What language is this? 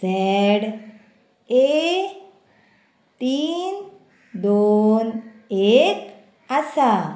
Konkani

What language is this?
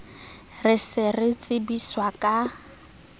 Southern Sotho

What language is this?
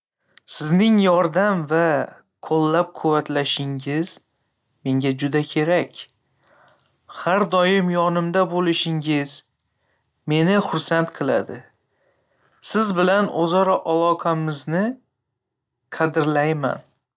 Uzbek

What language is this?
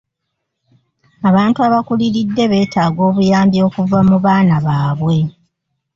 Ganda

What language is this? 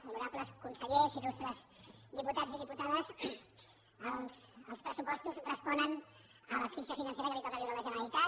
Catalan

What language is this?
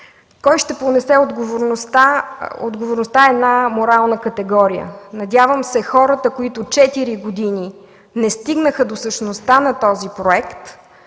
Bulgarian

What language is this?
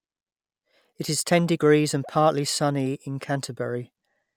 English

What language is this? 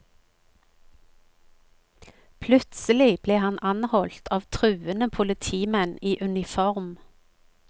Norwegian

